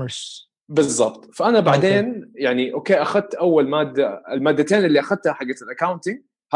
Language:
Arabic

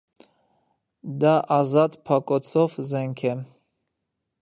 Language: Armenian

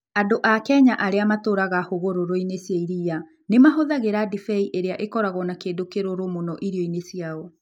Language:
Kikuyu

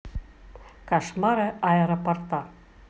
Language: Russian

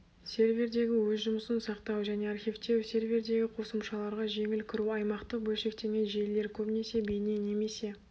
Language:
Kazakh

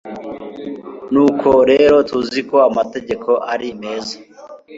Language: Kinyarwanda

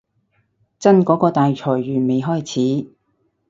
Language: Cantonese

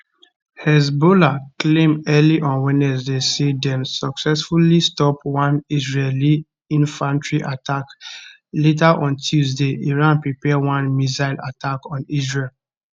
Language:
Nigerian Pidgin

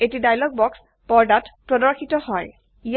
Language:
Assamese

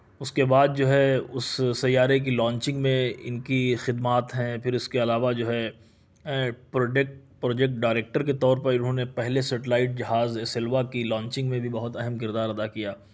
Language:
Urdu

